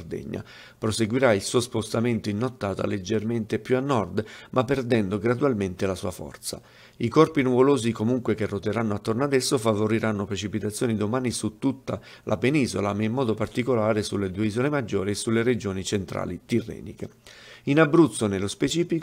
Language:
Italian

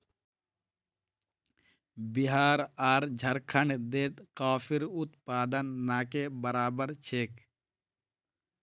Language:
Magahi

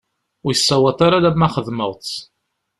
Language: Kabyle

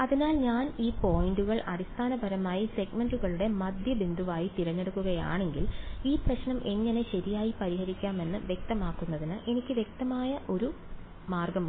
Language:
Malayalam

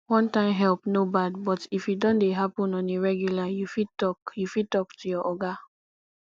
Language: Nigerian Pidgin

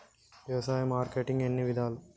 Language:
Telugu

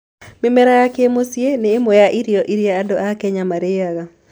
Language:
Kikuyu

